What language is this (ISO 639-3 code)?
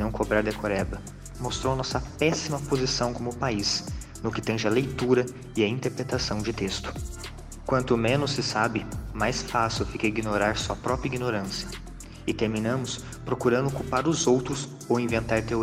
por